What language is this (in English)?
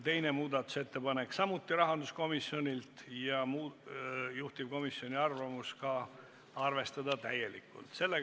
Estonian